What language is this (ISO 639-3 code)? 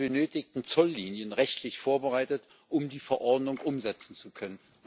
deu